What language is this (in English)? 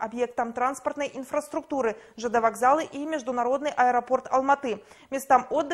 Russian